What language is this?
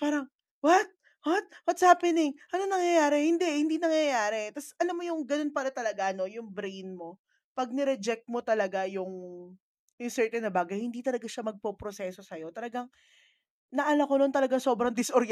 Filipino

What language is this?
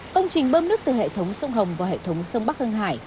Vietnamese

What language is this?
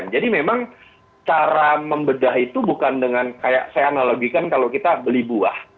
Indonesian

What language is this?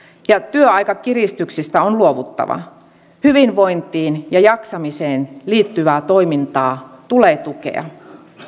Finnish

